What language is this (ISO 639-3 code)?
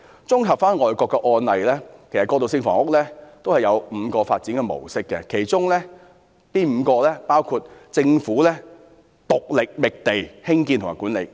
yue